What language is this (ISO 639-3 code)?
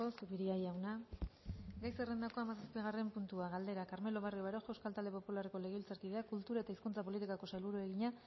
eus